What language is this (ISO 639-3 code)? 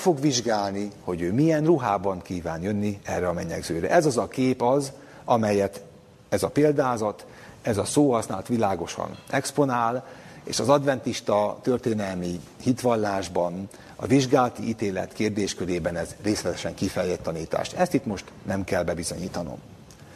hun